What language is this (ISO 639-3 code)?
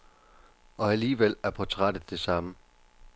dan